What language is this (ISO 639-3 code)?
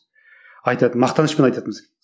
kaz